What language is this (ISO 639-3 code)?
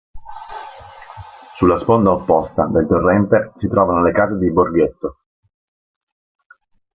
ita